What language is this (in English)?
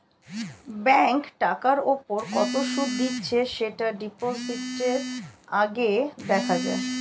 Bangla